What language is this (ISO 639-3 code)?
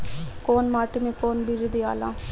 bho